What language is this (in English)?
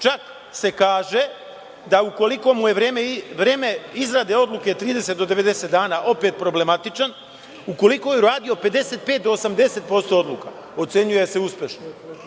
Serbian